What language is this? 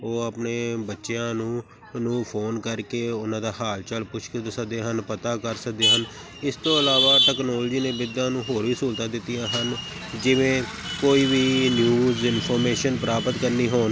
Punjabi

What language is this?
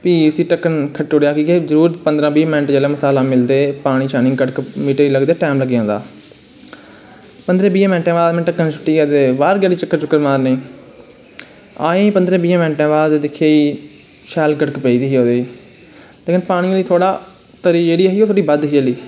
Dogri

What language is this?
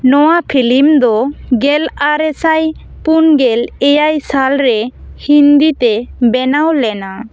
Santali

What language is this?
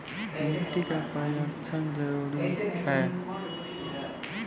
Maithili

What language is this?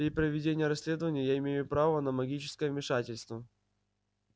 Russian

